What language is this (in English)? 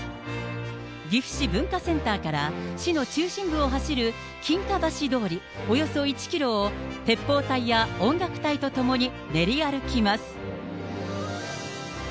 Japanese